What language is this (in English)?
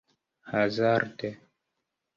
Esperanto